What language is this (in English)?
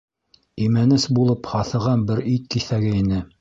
Bashkir